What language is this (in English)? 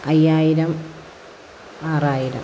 Malayalam